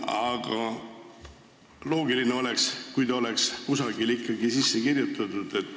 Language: Estonian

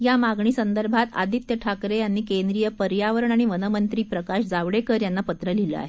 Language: Marathi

